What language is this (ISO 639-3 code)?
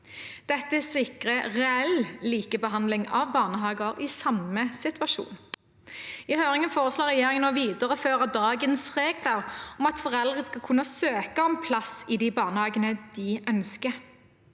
nor